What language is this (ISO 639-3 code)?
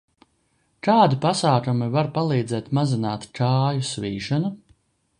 lav